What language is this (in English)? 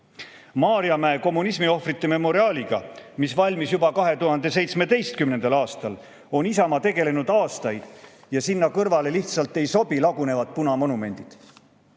Estonian